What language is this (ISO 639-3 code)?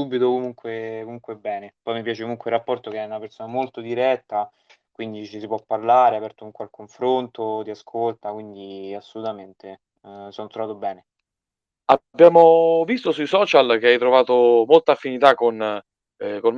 ita